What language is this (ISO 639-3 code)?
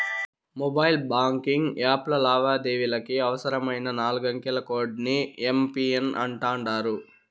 tel